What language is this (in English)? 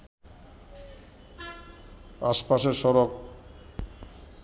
Bangla